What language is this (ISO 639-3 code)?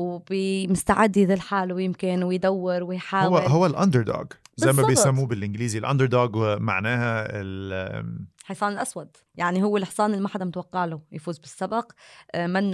ara